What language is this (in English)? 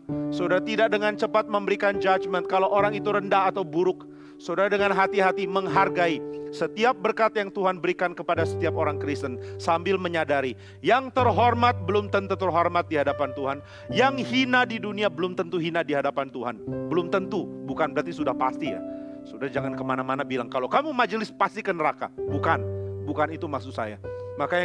Indonesian